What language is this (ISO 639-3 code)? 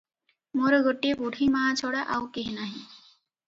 ori